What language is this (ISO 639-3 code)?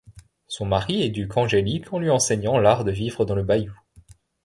fra